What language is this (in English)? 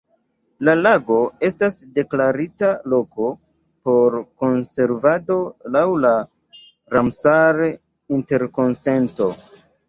Esperanto